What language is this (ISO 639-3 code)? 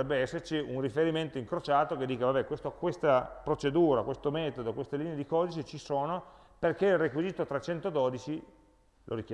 ita